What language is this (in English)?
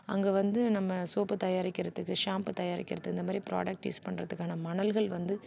Tamil